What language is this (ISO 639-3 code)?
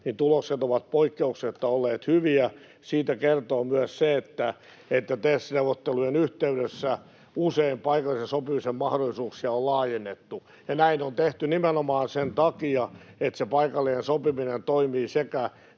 fin